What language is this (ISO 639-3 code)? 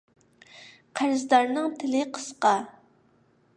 uig